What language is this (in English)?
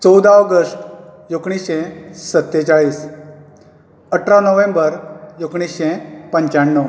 Konkani